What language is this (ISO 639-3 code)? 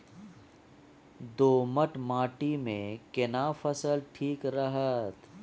mai